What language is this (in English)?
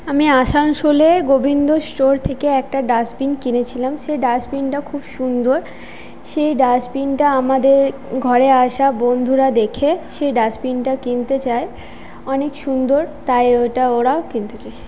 Bangla